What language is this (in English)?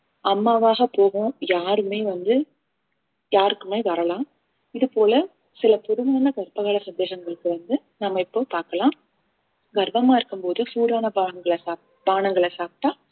Tamil